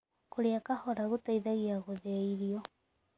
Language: Kikuyu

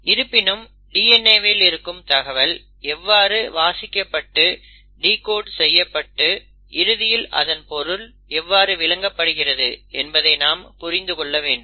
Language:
Tamil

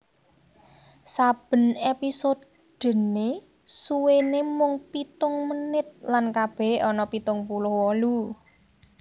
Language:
Javanese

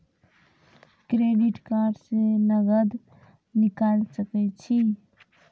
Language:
Maithili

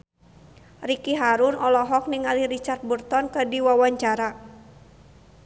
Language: Sundanese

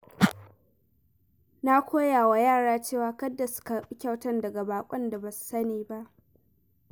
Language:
Hausa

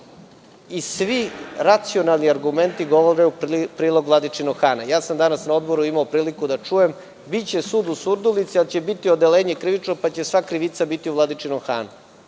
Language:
Serbian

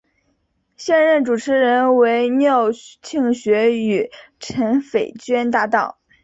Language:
Chinese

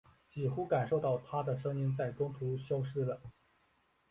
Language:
Chinese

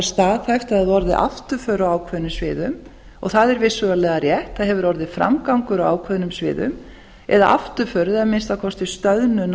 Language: Icelandic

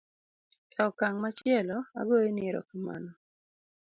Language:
Luo (Kenya and Tanzania)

